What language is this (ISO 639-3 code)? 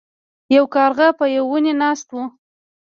pus